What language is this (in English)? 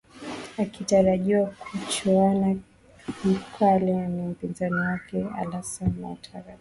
Swahili